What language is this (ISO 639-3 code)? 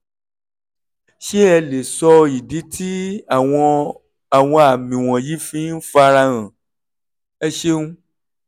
yor